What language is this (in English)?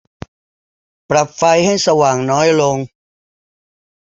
Thai